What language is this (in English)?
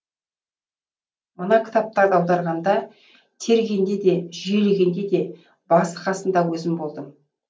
Kazakh